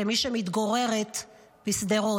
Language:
Hebrew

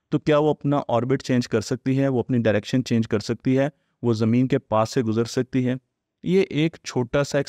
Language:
Hindi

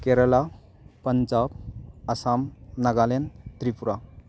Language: Manipuri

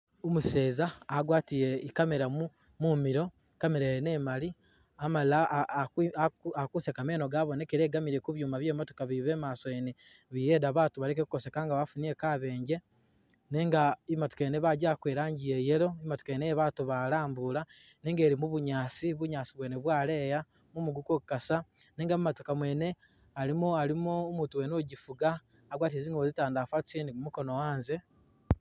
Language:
Masaaba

